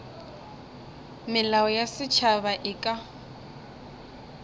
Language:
Northern Sotho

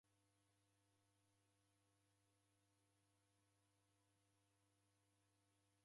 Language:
Taita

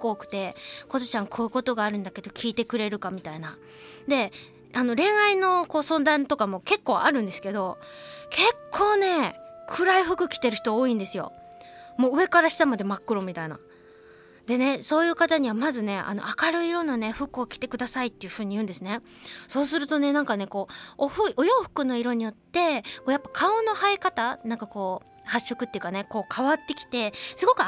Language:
Japanese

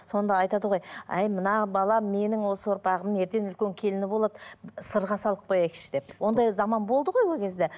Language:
Kazakh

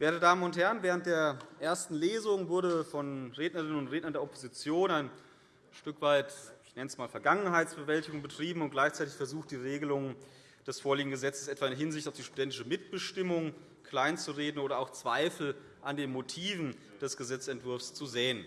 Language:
German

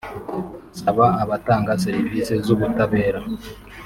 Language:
Kinyarwanda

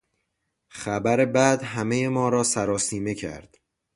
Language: Persian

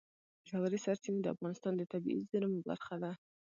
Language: Pashto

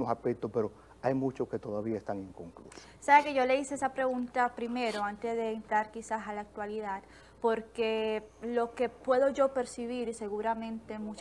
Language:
Spanish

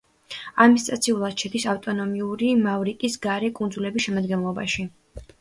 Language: Georgian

